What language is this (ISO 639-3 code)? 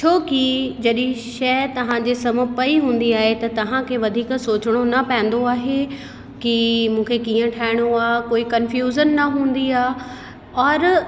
snd